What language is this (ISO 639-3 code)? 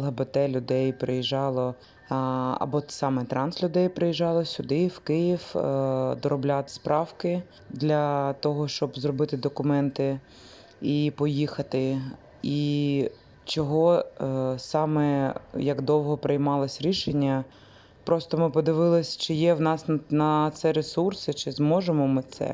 ukr